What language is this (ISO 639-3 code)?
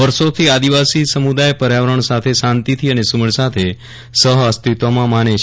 guj